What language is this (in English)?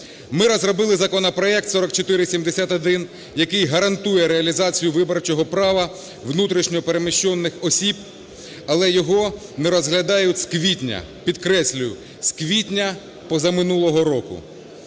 Ukrainian